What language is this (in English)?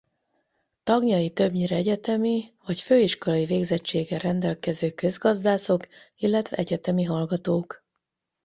Hungarian